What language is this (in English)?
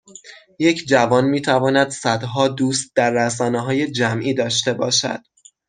Persian